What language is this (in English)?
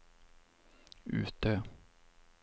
Swedish